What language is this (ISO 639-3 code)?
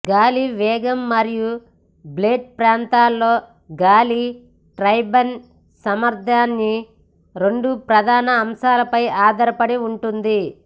tel